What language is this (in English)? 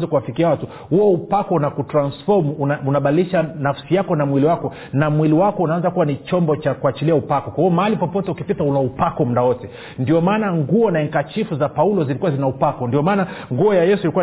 Swahili